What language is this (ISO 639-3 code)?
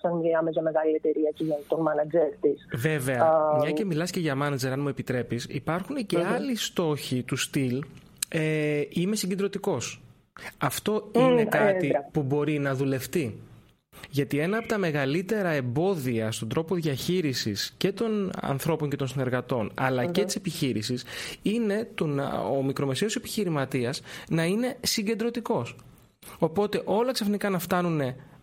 ell